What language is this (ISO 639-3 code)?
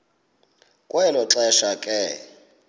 xho